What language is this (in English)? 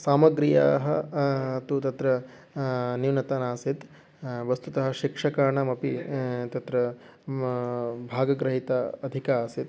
Sanskrit